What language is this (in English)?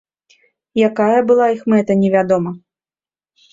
Belarusian